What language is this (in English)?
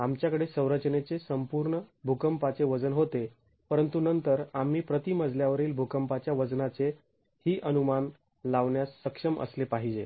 Marathi